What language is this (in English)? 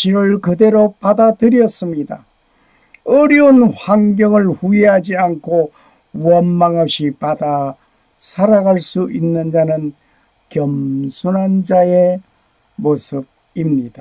Korean